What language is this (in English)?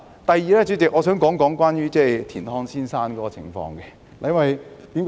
Cantonese